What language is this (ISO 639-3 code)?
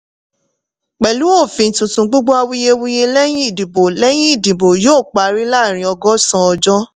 yor